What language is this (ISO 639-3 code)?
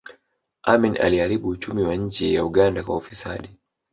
swa